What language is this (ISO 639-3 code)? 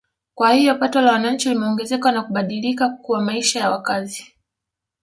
swa